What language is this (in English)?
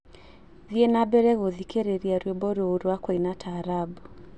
Kikuyu